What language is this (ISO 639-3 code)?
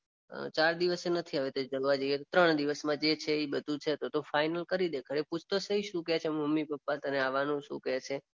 guj